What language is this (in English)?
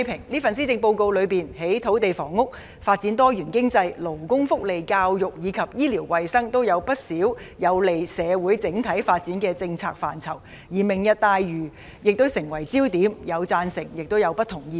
Cantonese